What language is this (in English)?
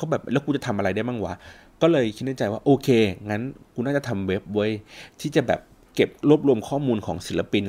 Thai